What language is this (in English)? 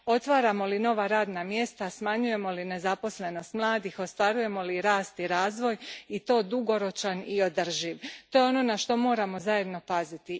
Croatian